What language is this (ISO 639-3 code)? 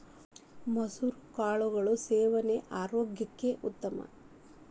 kan